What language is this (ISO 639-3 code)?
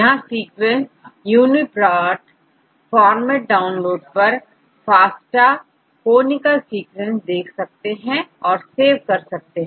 hin